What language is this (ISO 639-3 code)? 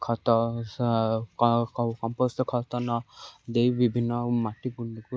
ori